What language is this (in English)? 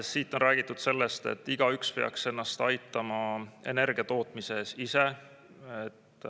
Estonian